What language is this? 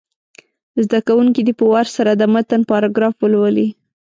Pashto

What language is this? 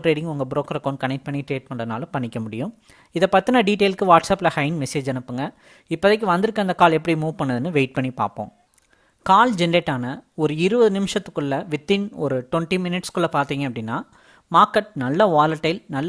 Tamil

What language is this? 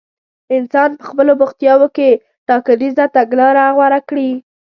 Pashto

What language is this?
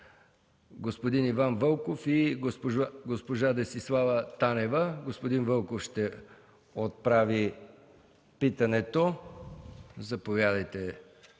Bulgarian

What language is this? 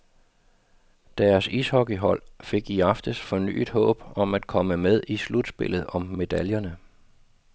Danish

